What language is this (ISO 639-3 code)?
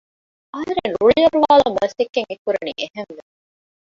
div